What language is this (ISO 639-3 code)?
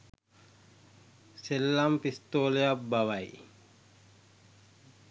sin